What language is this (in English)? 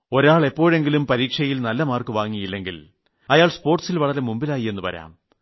Malayalam